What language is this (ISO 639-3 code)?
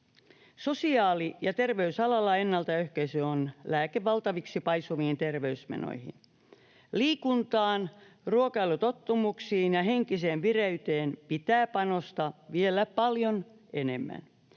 fin